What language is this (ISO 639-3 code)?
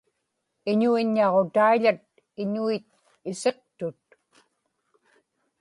ipk